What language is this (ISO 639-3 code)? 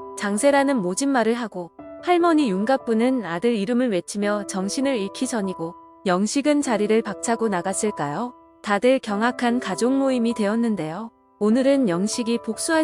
kor